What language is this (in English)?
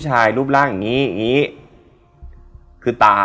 Thai